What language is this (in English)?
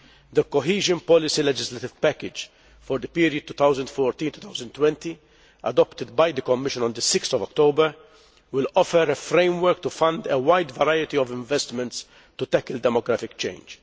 English